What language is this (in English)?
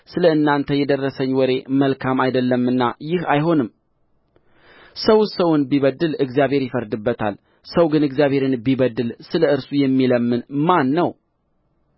Amharic